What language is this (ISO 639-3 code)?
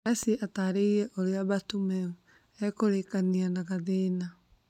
kik